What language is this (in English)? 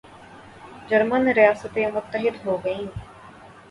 Urdu